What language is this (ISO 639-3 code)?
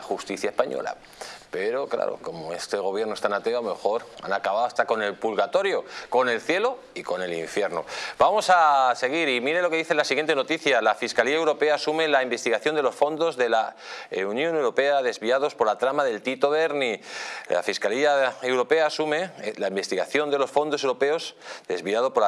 spa